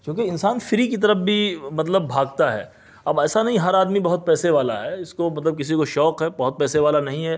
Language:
Urdu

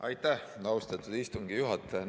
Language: Estonian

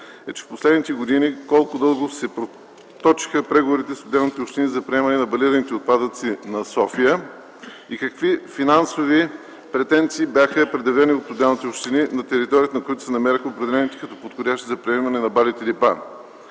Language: Bulgarian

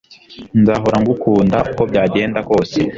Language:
Kinyarwanda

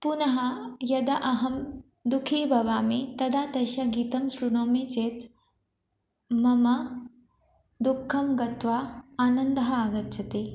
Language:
Sanskrit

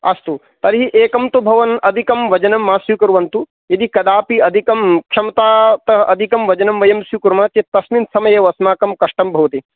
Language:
Sanskrit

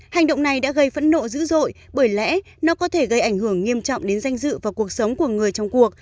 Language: Vietnamese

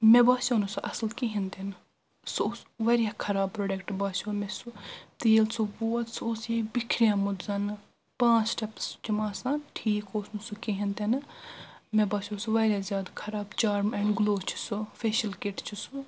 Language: Kashmiri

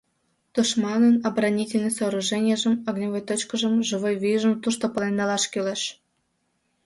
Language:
Mari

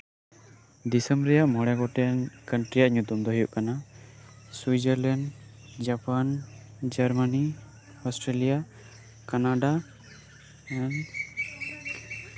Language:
Santali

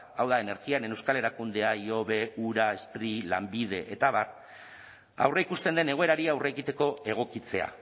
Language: Basque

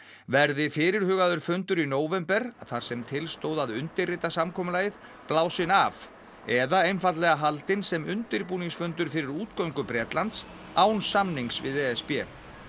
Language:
Icelandic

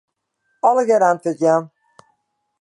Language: Western Frisian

